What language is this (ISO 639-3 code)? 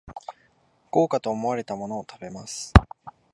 jpn